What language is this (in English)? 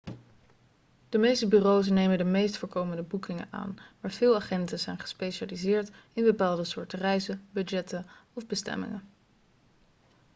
Dutch